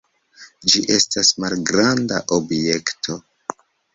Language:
Esperanto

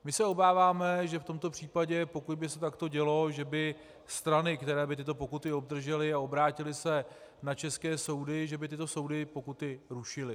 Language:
Czech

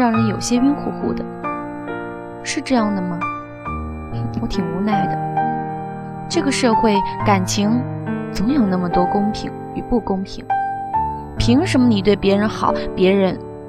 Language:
Chinese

